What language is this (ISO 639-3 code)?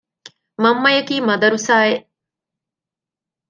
div